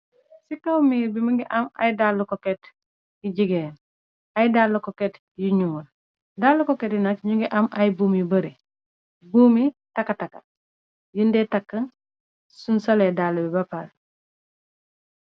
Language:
Wolof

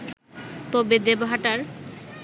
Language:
Bangla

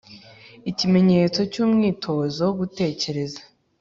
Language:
Kinyarwanda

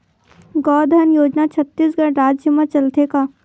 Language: Chhattisgarhi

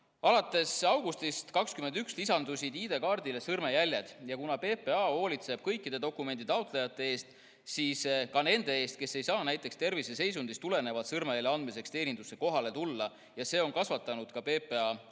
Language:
Estonian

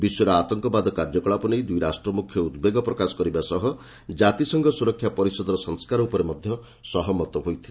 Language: Odia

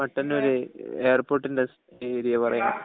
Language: Malayalam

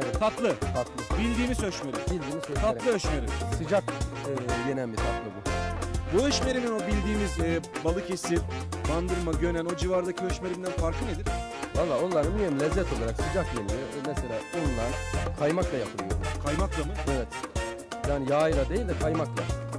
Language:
Turkish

